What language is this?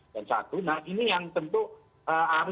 Indonesian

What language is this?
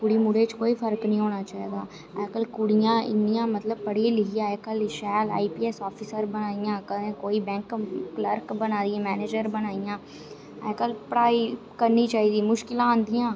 Dogri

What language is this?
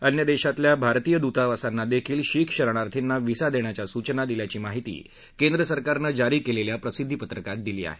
Marathi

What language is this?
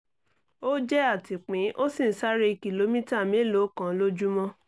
Yoruba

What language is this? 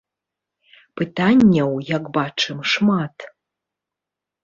Belarusian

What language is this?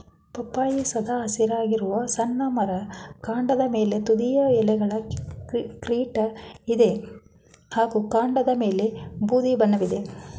Kannada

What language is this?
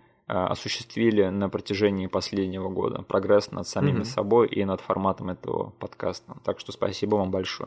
Russian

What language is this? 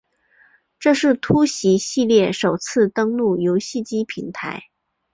Chinese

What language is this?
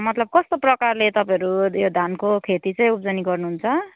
Nepali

